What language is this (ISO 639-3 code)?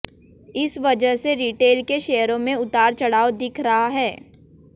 hin